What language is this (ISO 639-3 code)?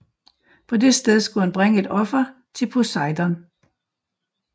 dan